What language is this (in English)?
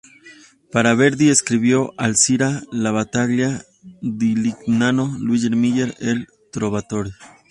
Spanish